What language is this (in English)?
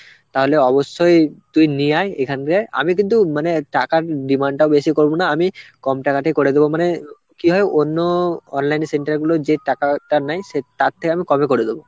Bangla